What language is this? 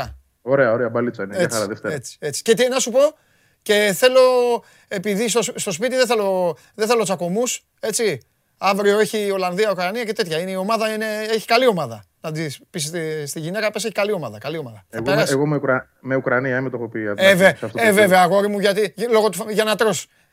Greek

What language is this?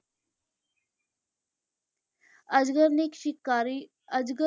Punjabi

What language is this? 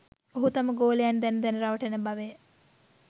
Sinhala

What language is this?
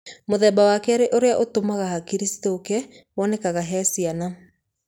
Kikuyu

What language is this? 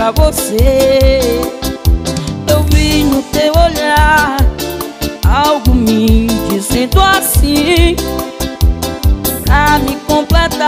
Portuguese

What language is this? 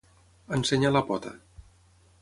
Catalan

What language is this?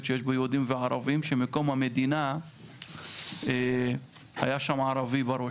Hebrew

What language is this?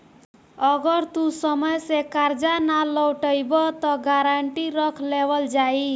Bhojpuri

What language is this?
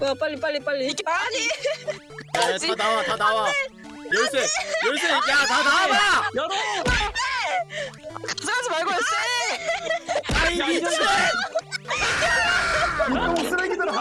Korean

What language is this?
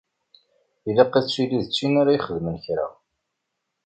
Kabyle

